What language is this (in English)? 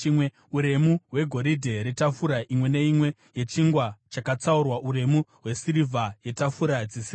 Shona